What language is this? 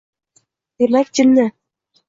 Uzbek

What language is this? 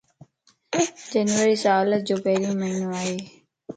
Lasi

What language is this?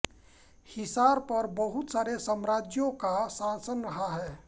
Hindi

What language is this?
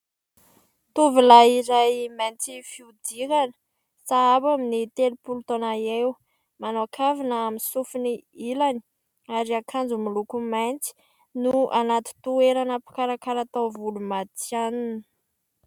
Malagasy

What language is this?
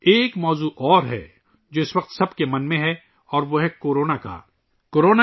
Urdu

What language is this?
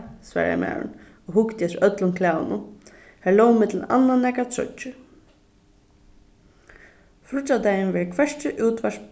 Faroese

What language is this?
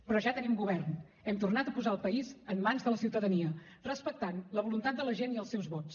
Catalan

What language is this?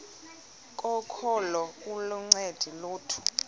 Xhosa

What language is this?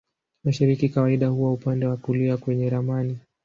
Swahili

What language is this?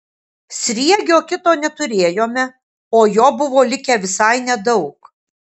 Lithuanian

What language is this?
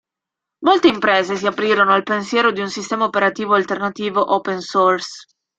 Italian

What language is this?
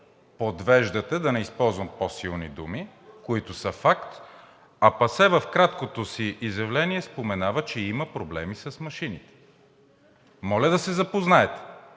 Bulgarian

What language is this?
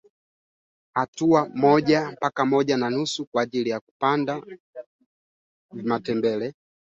Swahili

